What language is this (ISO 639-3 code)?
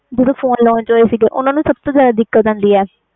pan